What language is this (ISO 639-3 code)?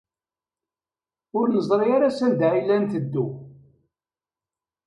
kab